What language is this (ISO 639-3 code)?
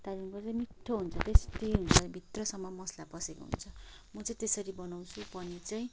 nep